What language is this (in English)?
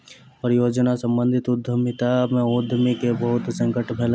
Maithili